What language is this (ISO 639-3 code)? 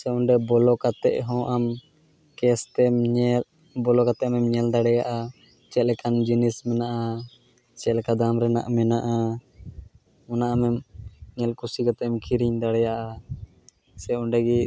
sat